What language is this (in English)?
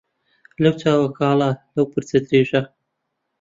Central Kurdish